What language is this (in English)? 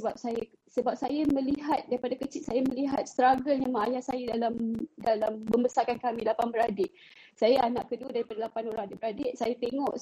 Malay